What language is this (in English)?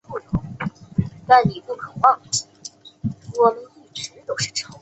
Chinese